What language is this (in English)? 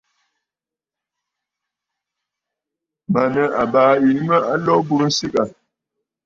Bafut